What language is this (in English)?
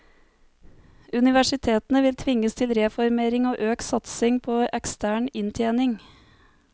Norwegian